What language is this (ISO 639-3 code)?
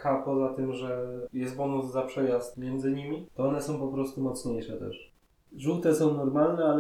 pol